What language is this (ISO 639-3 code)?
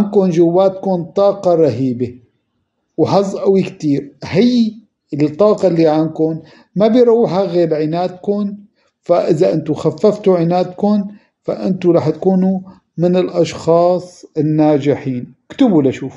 ara